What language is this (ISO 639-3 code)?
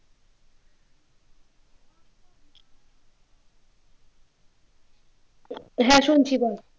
ben